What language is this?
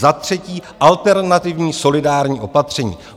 Czech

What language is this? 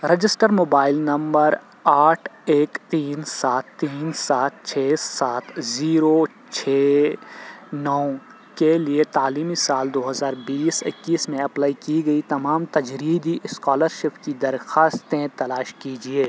Urdu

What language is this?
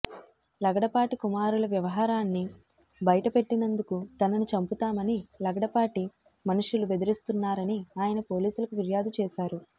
Telugu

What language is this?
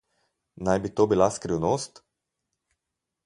Slovenian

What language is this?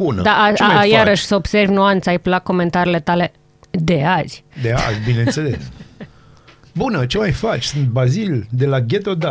Romanian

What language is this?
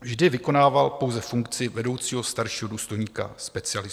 Czech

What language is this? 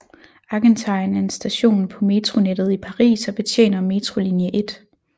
Danish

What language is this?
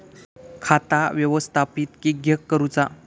Marathi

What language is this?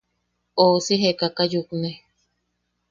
Yaqui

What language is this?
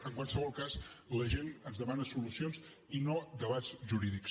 Catalan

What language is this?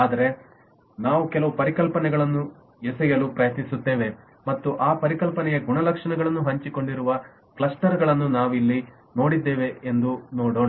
Kannada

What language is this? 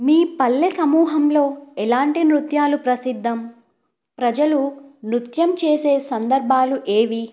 Telugu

